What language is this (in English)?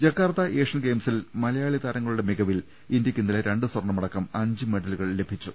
Malayalam